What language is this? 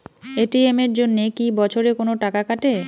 Bangla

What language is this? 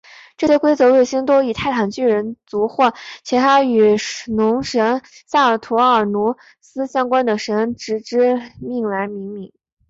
Chinese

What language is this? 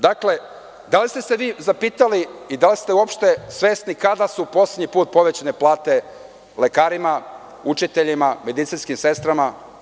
Serbian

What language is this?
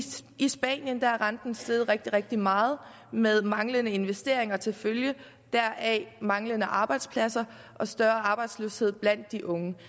Danish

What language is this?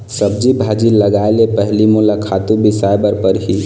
Chhattisgarhi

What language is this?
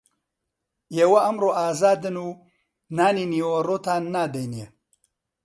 Central Kurdish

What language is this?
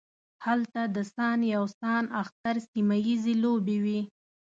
Pashto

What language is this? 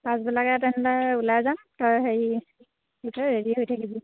Assamese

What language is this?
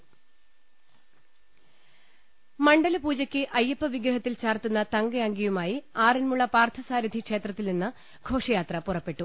Malayalam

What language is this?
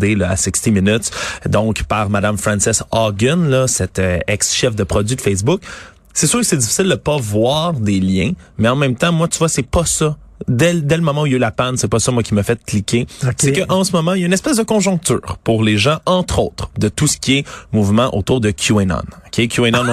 French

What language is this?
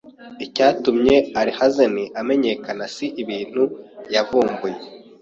Kinyarwanda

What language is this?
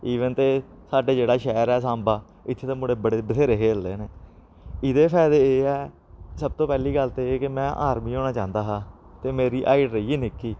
Dogri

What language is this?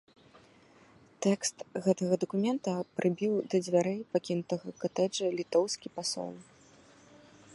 Belarusian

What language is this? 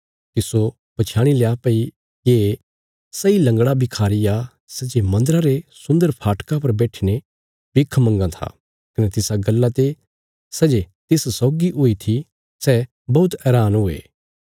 Bilaspuri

